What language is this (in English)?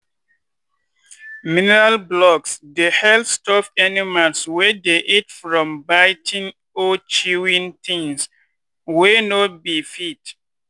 Nigerian Pidgin